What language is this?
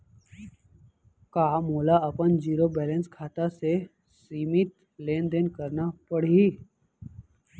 Chhattisgarhi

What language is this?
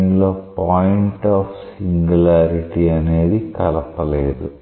Telugu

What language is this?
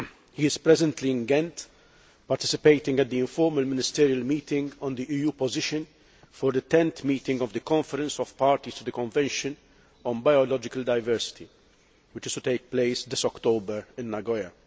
English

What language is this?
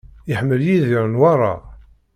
Kabyle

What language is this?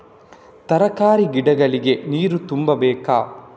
Kannada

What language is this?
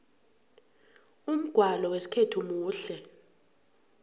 South Ndebele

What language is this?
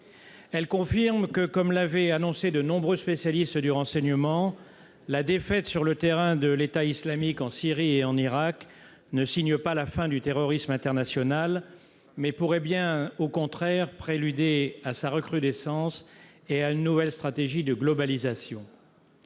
French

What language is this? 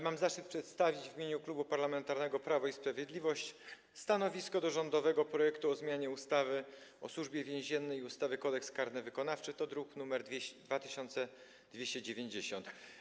Polish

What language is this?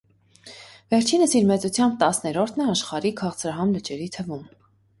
Armenian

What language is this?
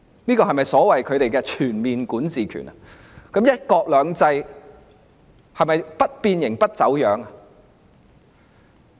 Cantonese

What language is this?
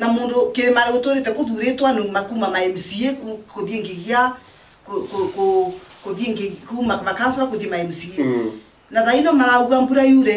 Italian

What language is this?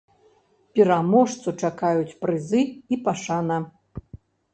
Belarusian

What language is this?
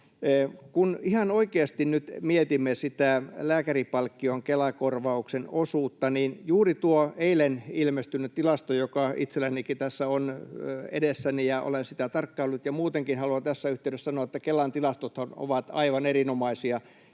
Finnish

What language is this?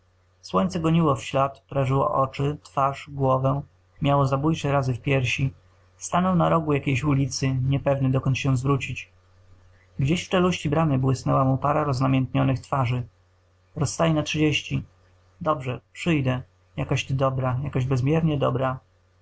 Polish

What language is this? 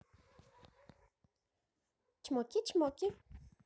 Russian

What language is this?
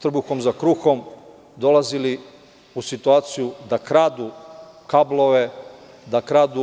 Serbian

